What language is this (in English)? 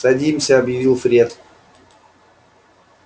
Russian